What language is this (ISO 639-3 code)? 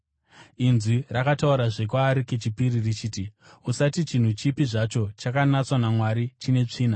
sna